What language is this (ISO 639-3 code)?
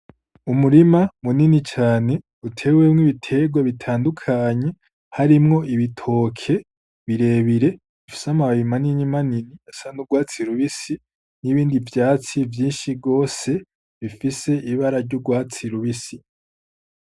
run